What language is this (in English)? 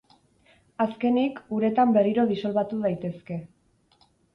Basque